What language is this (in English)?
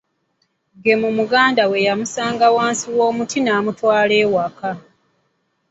Ganda